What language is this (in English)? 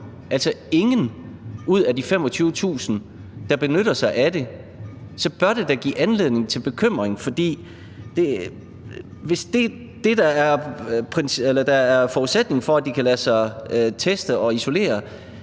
Danish